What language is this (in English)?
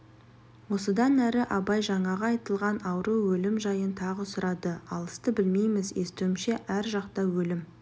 Kazakh